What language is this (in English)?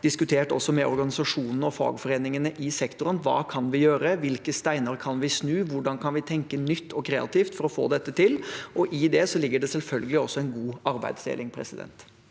Norwegian